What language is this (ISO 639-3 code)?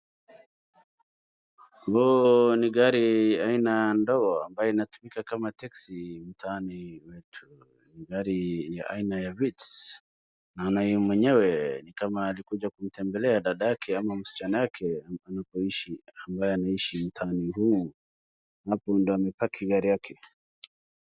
swa